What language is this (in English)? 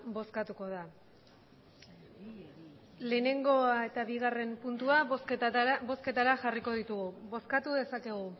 Basque